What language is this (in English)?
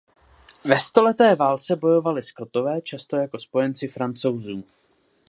Czech